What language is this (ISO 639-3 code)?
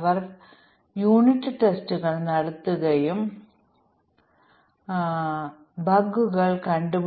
mal